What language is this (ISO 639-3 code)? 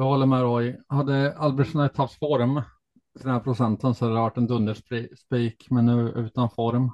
swe